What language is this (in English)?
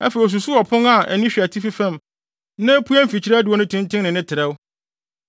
Akan